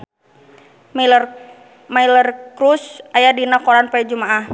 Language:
Sundanese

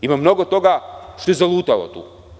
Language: Serbian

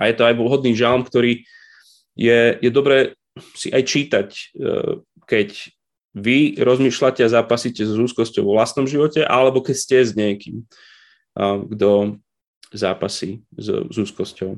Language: Slovak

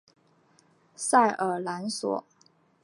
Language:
Chinese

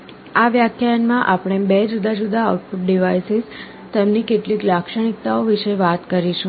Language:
Gujarati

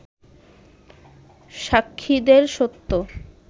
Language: Bangla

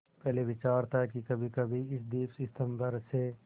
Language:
Hindi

